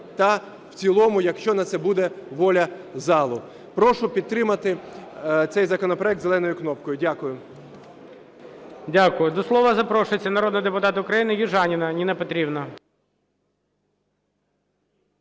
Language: Ukrainian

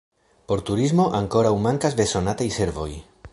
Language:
Esperanto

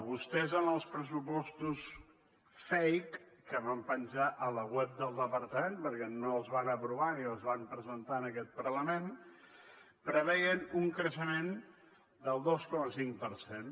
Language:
Catalan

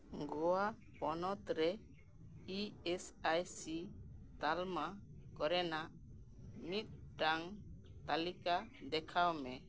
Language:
Santali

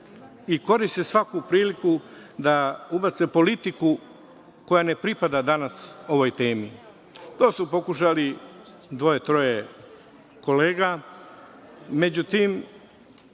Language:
Serbian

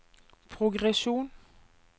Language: Norwegian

